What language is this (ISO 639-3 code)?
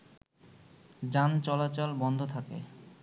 ben